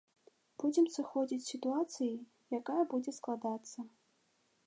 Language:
Belarusian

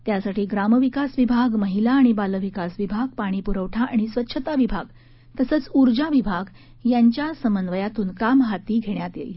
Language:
Marathi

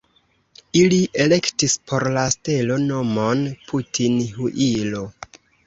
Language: Esperanto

